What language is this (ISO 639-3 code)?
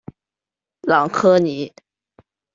zho